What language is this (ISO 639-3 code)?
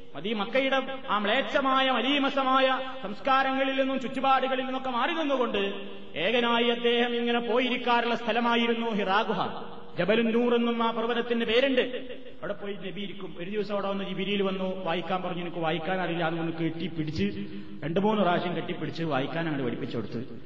mal